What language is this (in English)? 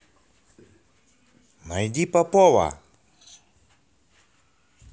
Russian